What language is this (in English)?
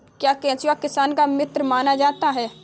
Hindi